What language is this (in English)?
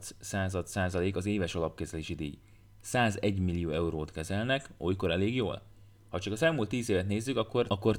Hungarian